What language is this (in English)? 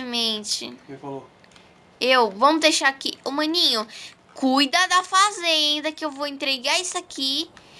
Portuguese